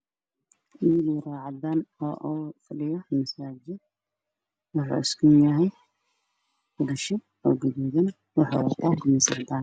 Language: Somali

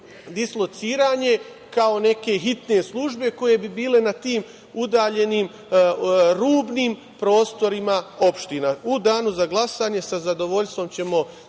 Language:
Serbian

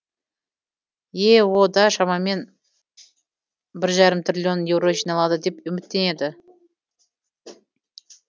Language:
Kazakh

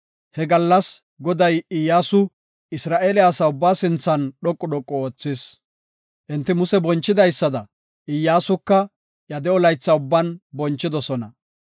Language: Gofa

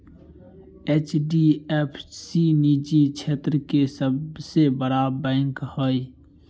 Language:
Magahi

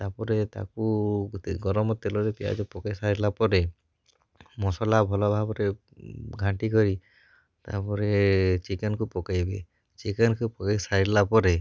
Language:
Odia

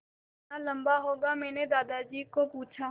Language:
Hindi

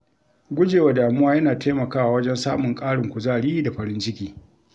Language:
Hausa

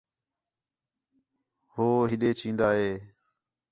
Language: Khetrani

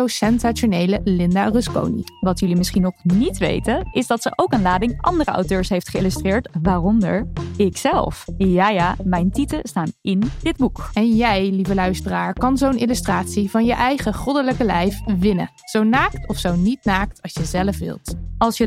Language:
Dutch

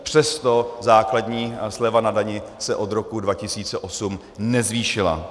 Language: Czech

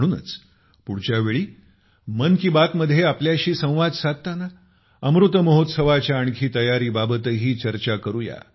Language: Marathi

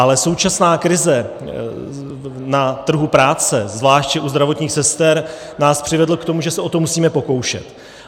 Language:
Czech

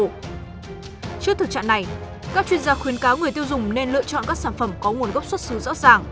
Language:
Vietnamese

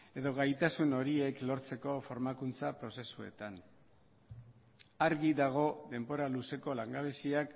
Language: Basque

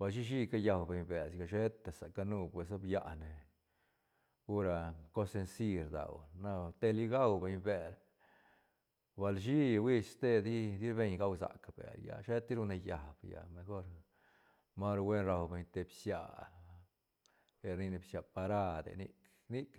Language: Santa Catarina Albarradas Zapotec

